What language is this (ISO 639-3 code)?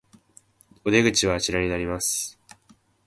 jpn